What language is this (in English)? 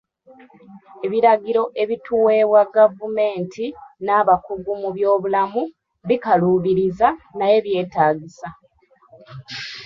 Ganda